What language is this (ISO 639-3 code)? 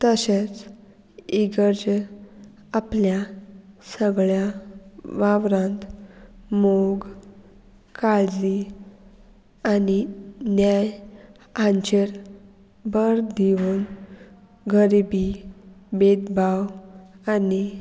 kok